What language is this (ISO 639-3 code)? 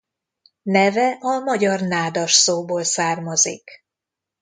hun